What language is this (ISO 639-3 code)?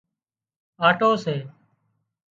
kxp